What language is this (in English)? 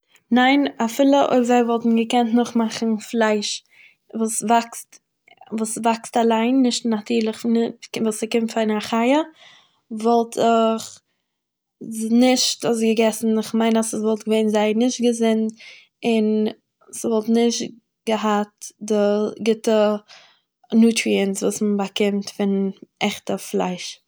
Yiddish